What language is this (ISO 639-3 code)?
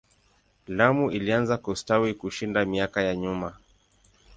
swa